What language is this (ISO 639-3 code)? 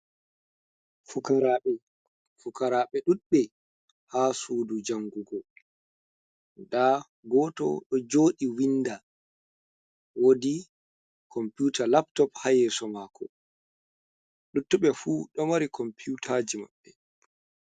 ful